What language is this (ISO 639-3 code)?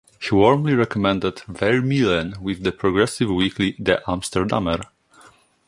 eng